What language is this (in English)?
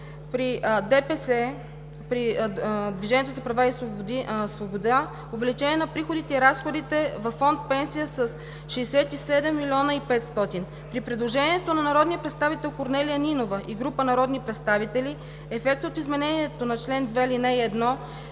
Bulgarian